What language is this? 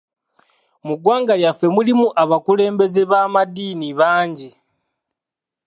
Ganda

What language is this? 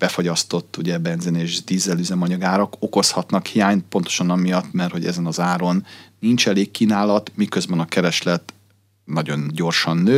Hungarian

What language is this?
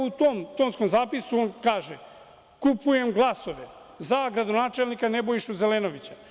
Serbian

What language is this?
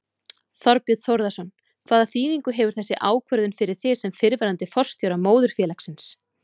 Icelandic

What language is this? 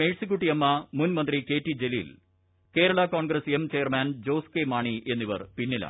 Malayalam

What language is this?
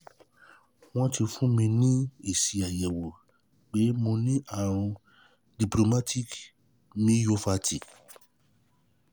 Yoruba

